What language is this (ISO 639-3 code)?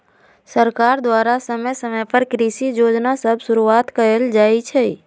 mag